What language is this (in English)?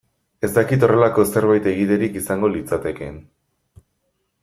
Basque